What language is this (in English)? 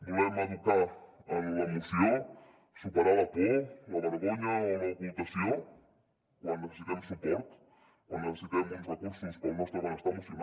Catalan